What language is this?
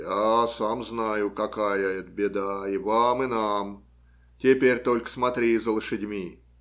Russian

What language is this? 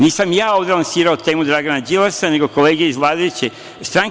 Serbian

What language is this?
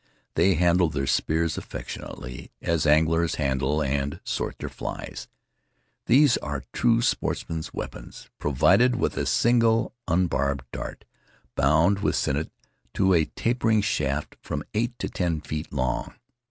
English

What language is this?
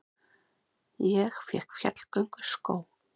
Icelandic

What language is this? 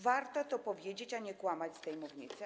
Polish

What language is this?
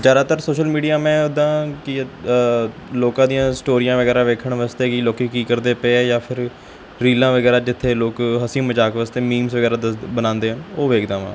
Punjabi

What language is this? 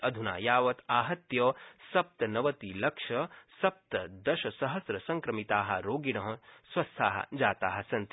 Sanskrit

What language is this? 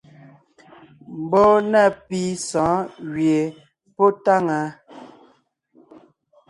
Ngiemboon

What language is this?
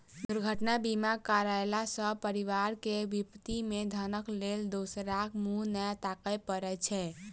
Maithili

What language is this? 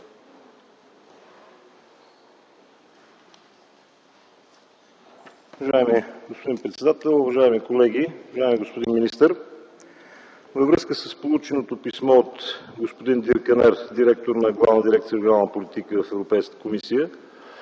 Bulgarian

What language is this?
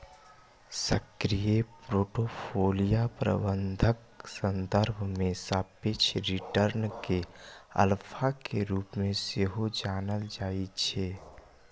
Maithili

